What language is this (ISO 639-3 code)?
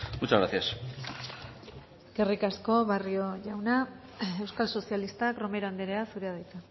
eus